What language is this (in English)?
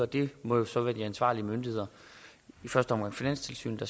Danish